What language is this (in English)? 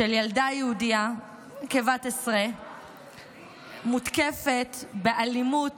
Hebrew